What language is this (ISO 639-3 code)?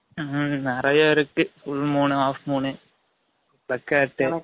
tam